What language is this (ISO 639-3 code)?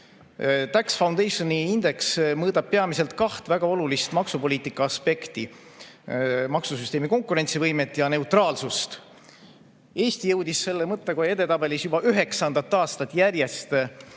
est